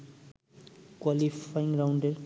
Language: Bangla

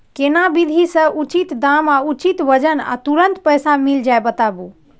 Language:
Maithili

